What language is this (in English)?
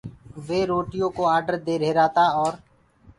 Gurgula